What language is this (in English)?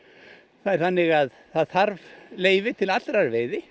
Icelandic